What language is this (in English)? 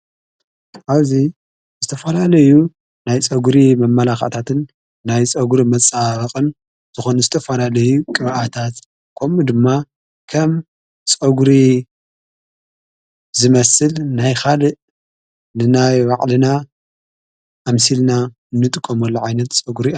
Tigrinya